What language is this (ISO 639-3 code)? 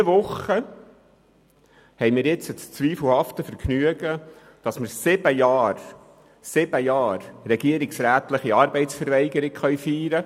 gsw